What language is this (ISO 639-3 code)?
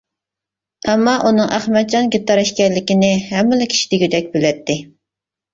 uig